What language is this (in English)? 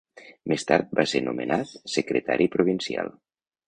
Catalan